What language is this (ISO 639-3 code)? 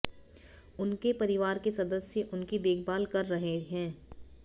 hin